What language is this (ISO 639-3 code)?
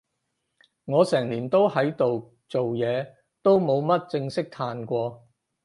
yue